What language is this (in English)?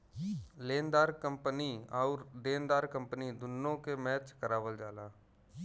Bhojpuri